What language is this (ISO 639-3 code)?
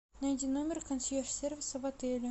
rus